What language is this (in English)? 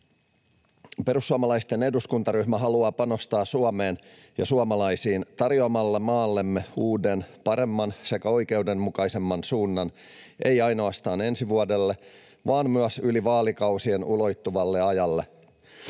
Finnish